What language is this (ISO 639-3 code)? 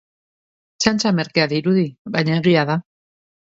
eus